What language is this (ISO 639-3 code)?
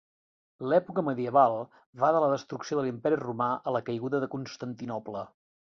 cat